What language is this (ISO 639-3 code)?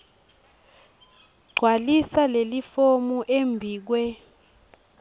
ssw